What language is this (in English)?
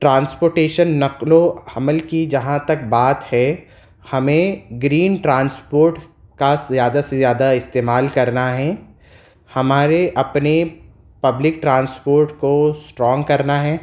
Urdu